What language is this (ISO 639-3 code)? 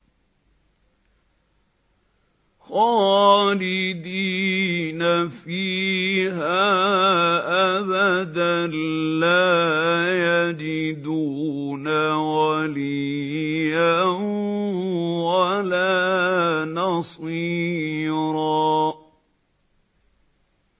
ara